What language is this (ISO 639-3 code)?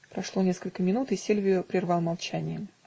rus